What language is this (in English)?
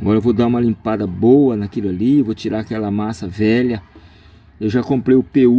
Portuguese